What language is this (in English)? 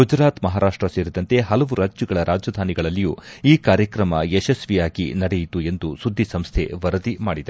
Kannada